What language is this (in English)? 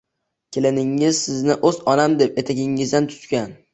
Uzbek